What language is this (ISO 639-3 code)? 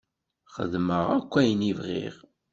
kab